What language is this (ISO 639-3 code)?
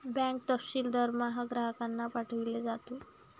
mar